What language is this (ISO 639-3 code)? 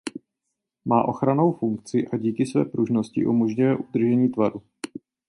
ces